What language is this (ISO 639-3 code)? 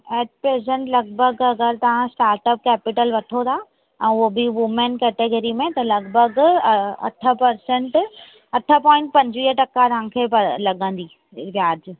snd